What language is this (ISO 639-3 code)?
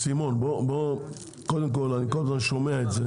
heb